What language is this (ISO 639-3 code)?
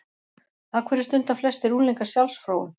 isl